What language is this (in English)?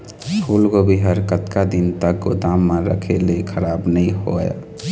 Chhattisgarhi